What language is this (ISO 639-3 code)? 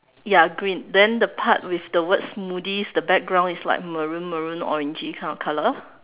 eng